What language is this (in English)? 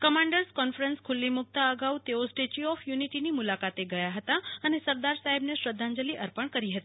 Gujarati